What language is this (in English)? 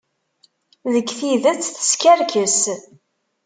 Kabyle